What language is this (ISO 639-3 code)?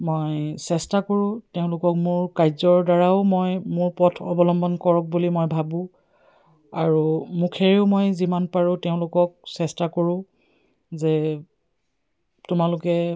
asm